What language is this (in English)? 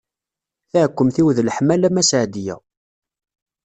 Kabyle